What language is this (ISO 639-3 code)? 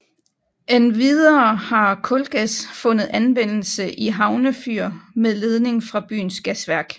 dan